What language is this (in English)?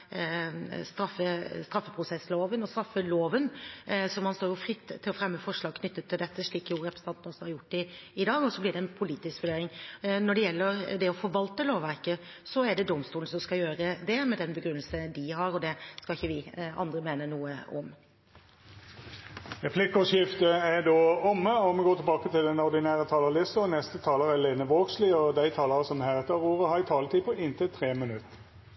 Norwegian